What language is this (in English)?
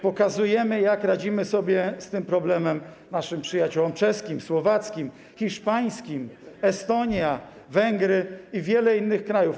Polish